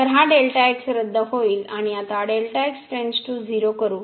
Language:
Marathi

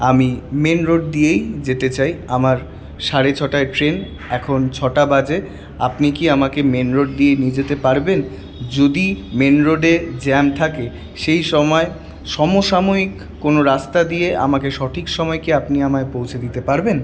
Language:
Bangla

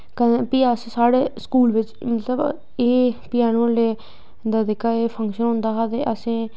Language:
Dogri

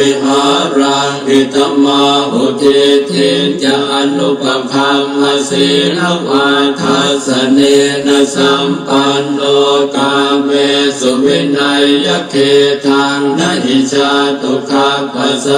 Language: Romanian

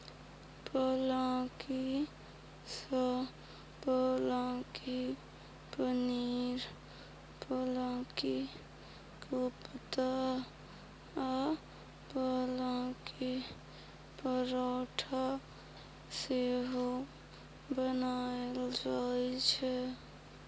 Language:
Maithili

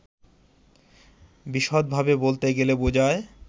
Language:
Bangla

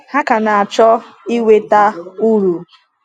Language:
Igbo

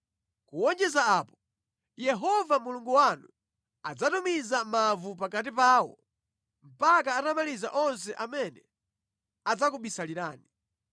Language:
Nyanja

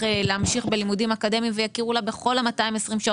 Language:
Hebrew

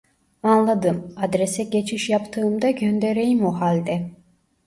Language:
Turkish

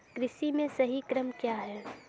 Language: Hindi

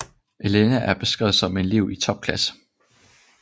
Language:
Danish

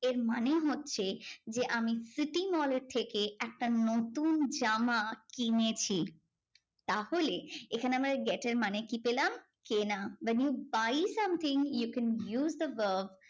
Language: Bangla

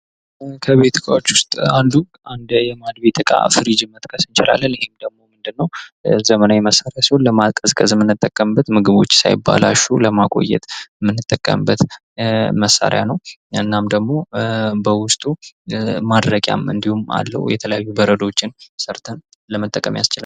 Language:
Amharic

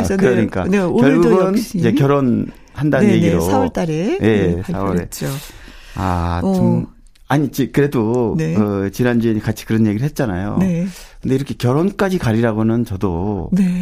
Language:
Korean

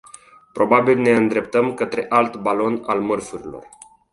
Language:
Romanian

